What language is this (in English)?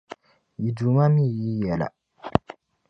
Dagbani